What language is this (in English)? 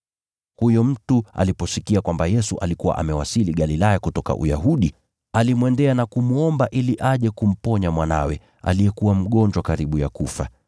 Swahili